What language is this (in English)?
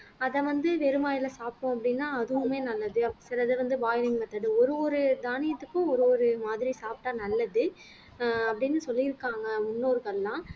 Tamil